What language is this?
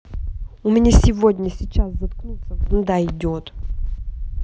Russian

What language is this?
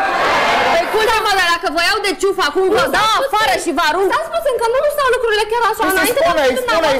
Romanian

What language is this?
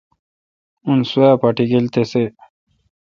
Kalkoti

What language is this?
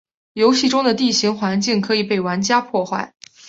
Chinese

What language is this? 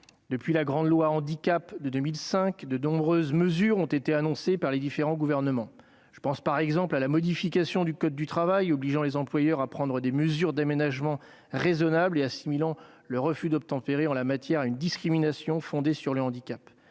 French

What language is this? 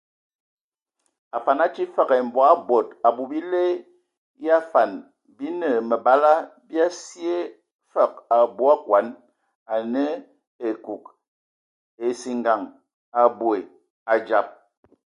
Ewondo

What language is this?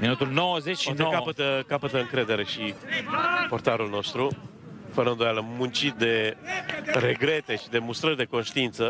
Romanian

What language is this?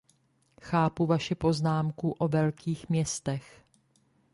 Czech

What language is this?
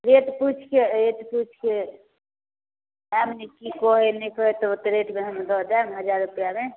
Maithili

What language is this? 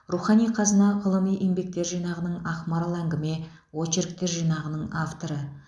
Kazakh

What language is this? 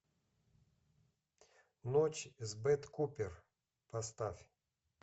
Russian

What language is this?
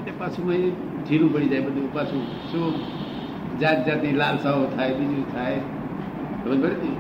Gujarati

